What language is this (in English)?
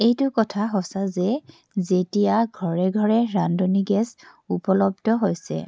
Assamese